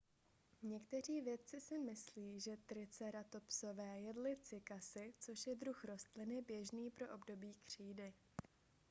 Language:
Czech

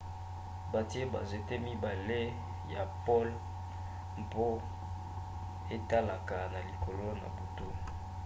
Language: Lingala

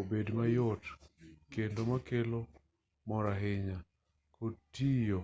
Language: Luo (Kenya and Tanzania)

